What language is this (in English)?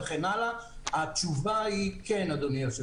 Hebrew